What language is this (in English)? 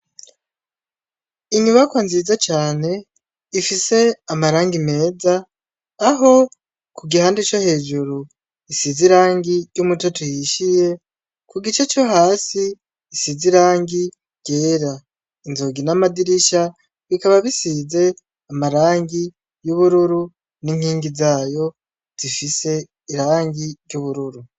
Rundi